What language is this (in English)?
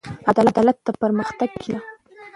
Pashto